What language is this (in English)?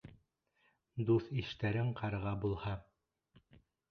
Bashkir